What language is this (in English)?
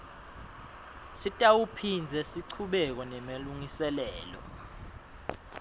Swati